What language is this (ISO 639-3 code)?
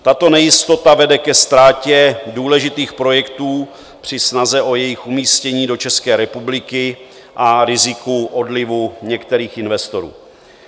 ces